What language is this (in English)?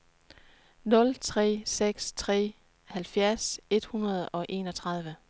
Danish